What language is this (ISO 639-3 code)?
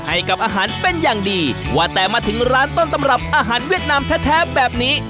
tha